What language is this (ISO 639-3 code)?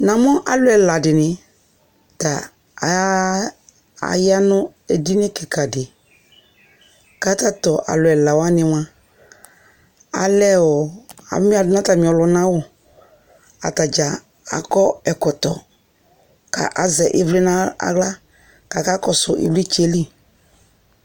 kpo